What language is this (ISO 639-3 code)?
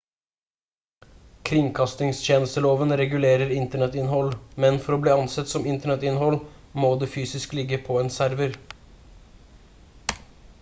nob